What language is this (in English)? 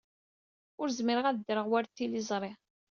Kabyle